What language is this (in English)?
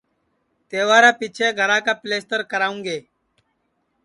Sansi